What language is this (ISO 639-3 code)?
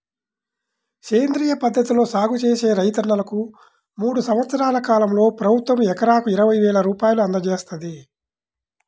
tel